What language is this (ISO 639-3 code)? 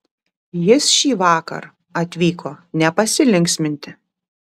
lit